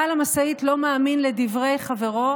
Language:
Hebrew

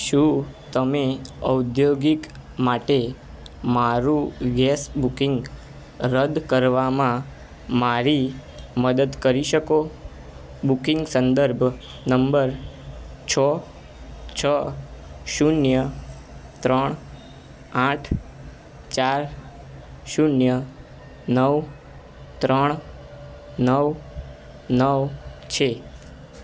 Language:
Gujarati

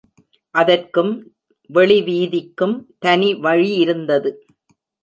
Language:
Tamil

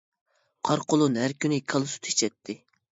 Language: Uyghur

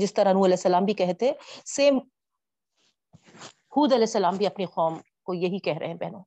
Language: Urdu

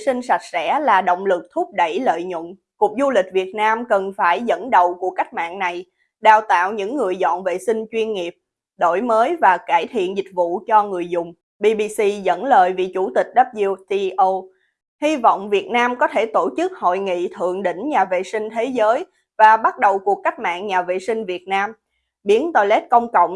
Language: Vietnamese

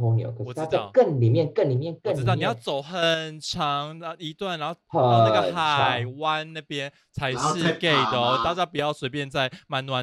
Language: Chinese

